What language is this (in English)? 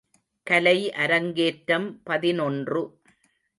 Tamil